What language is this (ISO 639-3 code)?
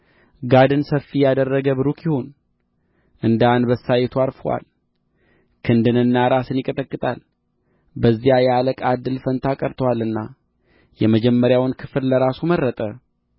amh